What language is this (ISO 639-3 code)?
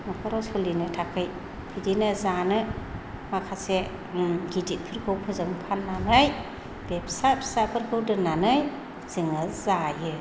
brx